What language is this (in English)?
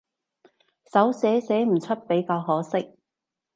Cantonese